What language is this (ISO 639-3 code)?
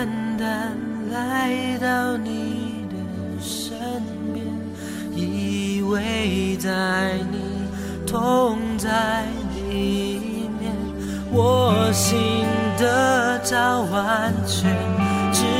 zho